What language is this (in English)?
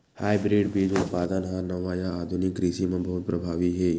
Chhattisgarhi